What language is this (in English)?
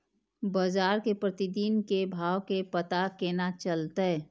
Maithili